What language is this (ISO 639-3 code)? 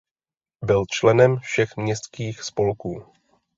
ces